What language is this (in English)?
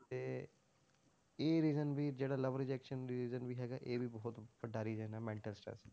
Punjabi